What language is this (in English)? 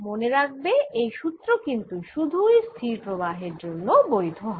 Bangla